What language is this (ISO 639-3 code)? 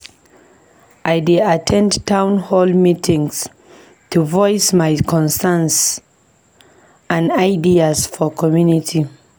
pcm